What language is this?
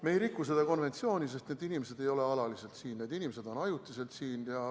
Estonian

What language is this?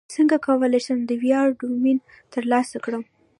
Pashto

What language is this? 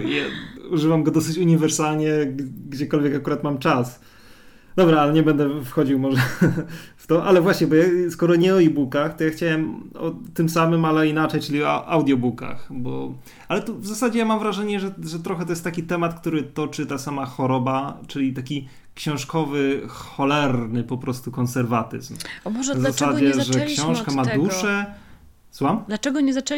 Polish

